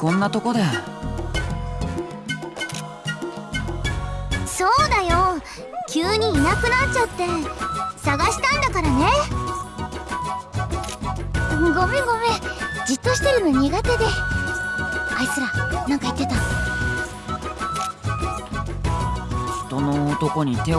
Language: Indonesian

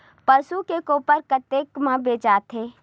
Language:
Chhattisgarhi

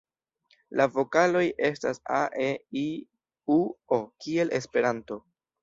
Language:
Esperanto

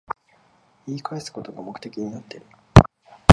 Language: Japanese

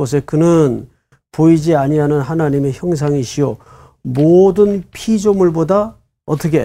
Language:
Korean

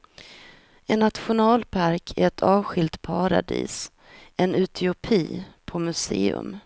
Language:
Swedish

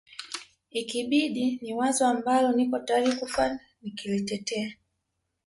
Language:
Swahili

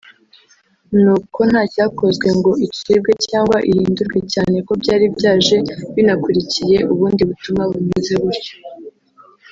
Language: Kinyarwanda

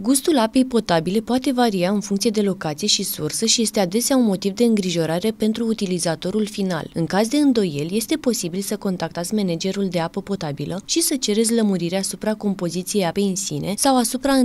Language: Romanian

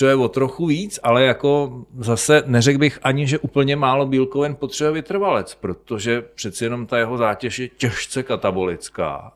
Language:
Czech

